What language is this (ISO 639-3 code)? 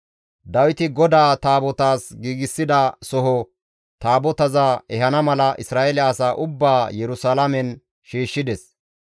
gmv